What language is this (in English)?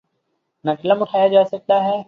Urdu